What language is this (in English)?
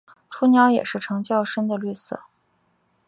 Chinese